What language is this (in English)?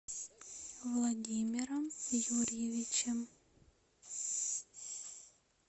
Russian